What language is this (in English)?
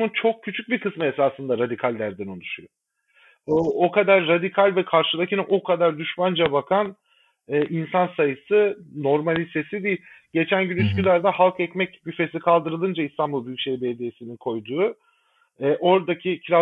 Turkish